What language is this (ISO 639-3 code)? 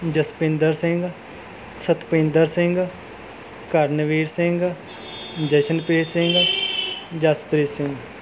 pan